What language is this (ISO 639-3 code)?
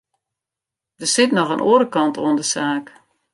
fry